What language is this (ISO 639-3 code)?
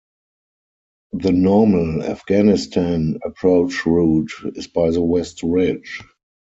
eng